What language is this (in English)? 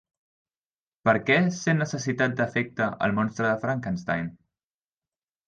Catalan